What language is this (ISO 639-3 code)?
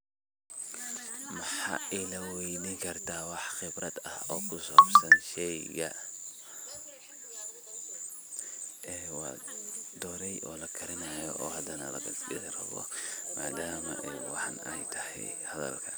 som